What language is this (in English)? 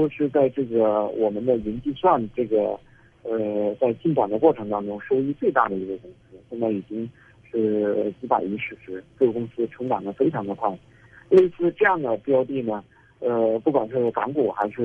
Chinese